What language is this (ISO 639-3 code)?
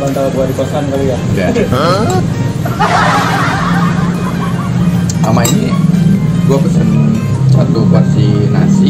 ind